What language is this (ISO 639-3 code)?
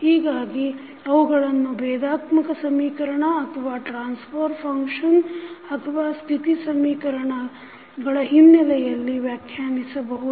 kan